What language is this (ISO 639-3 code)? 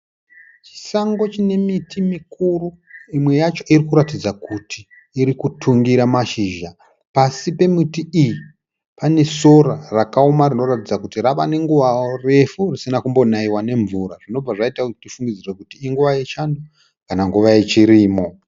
sna